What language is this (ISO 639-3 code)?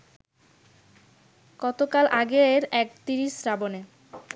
ben